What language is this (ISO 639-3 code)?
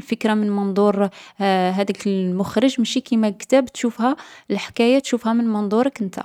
arq